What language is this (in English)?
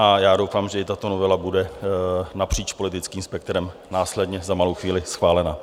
Czech